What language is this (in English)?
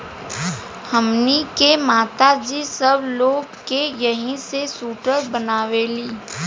Bhojpuri